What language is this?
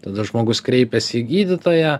Lithuanian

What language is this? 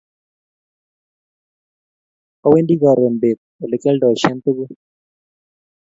Kalenjin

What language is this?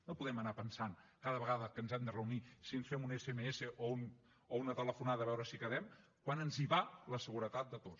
Catalan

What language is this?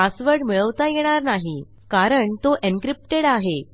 Marathi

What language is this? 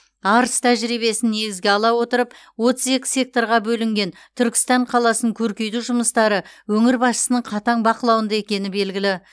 Kazakh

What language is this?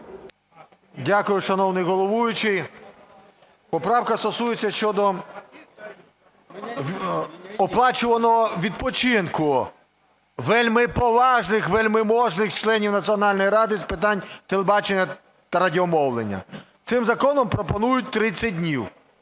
Ukrainian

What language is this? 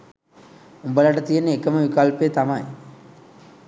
Sinhala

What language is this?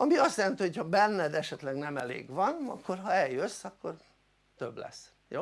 Hungarian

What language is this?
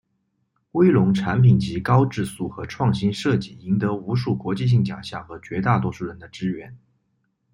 Chinese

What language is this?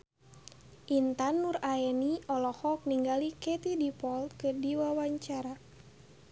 Sundanese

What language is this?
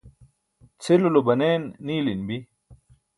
Burushaski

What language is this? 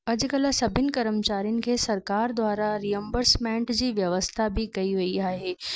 Sindhi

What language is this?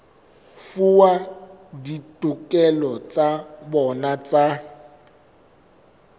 Southern Sotho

